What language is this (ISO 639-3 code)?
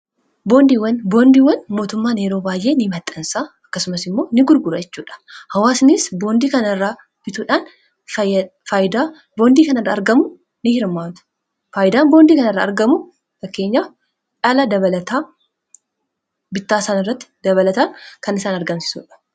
orm